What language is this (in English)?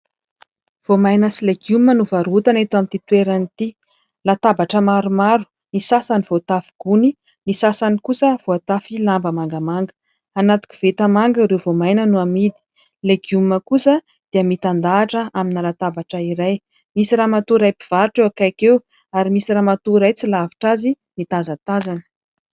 Malagasy